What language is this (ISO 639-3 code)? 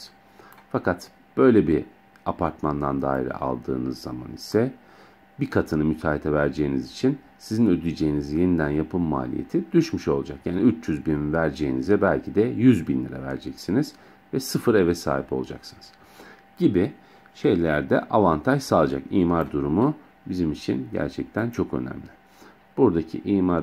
tur